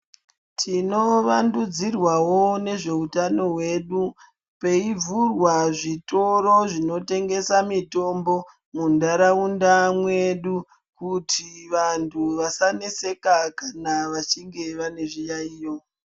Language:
Ndau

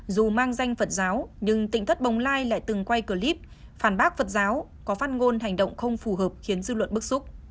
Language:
Vietnamese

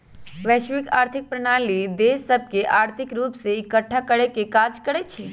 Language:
Magahi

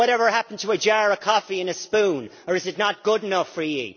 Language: English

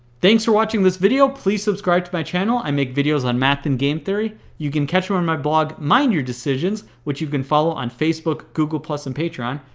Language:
English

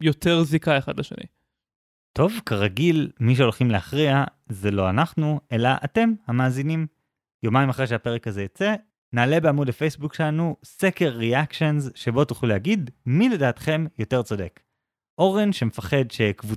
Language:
Hebrew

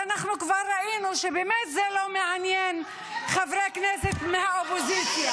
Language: Hebrew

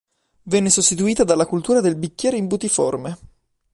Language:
Italian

